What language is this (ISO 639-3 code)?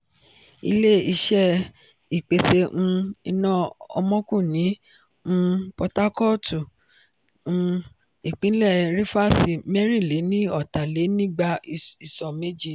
yor